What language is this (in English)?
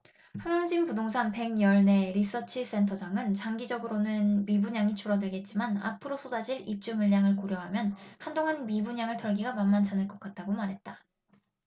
Korean